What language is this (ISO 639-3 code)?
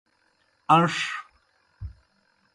plk